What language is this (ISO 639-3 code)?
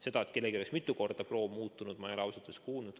est